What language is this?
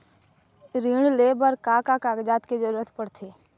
Chhattisgarhi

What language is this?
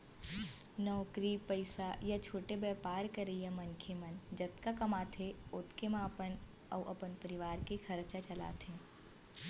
Chhattisgarhi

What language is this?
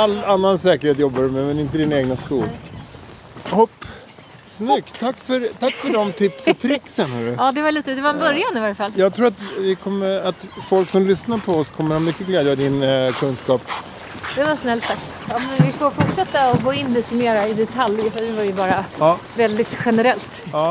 Swedish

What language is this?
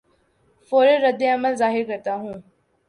Urdu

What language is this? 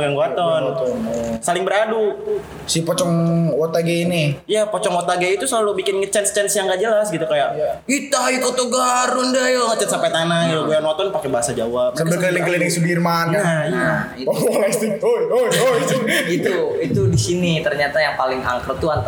Indonesian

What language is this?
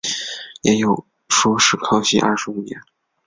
Chinese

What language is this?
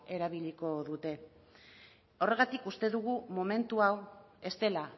Basque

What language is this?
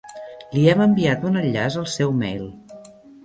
Catalan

